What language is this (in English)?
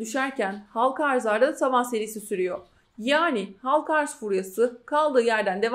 Turkish